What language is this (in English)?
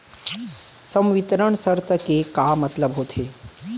Chhattisgarhi